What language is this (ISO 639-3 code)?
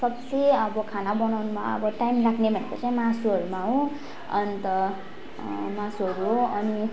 nep